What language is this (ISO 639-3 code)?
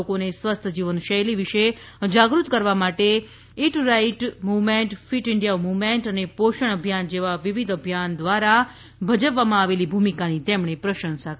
guj